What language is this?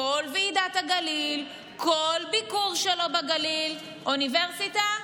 Hebrew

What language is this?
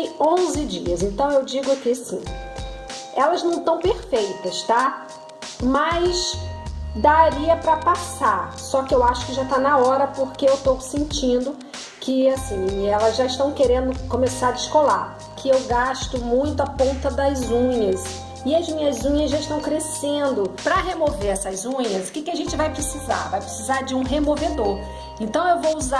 Portuguese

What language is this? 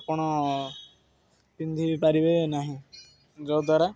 Odia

